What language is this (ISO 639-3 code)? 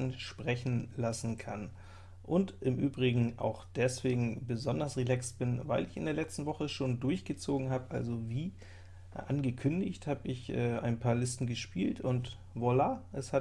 deu